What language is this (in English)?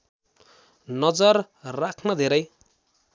Nepali